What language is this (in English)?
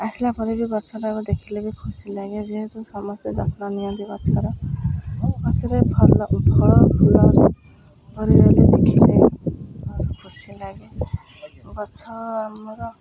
Odia